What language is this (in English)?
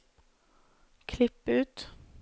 Norwegian